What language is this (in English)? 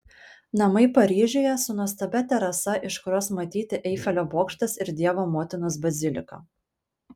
Lithuanian